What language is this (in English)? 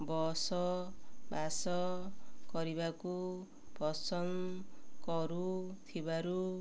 Odia